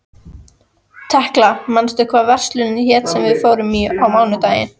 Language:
Icelandic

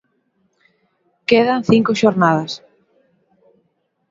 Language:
Galician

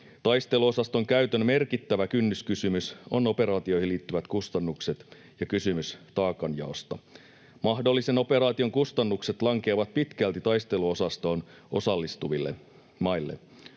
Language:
Finnish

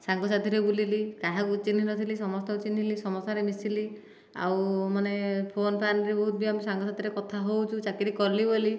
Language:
Odia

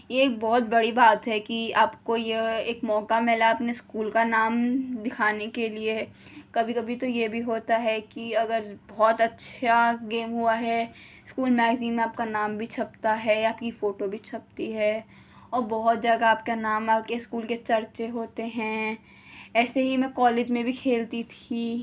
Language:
Urdu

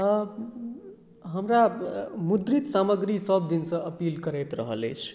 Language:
Maithili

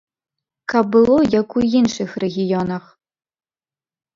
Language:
Belarusian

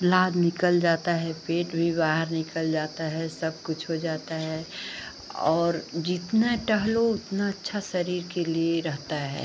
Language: Hindi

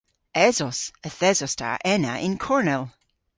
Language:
Cornish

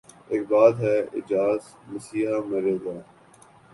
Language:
Urdu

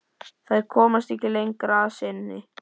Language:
Icelandic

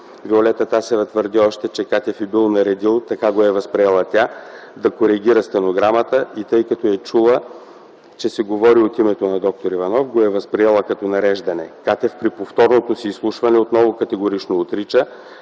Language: Bulgarian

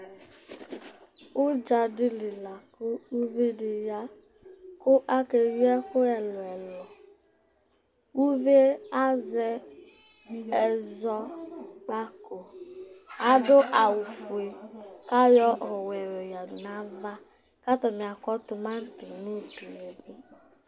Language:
Ikposo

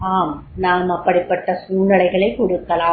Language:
Tamil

